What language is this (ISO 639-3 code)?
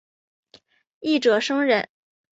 zho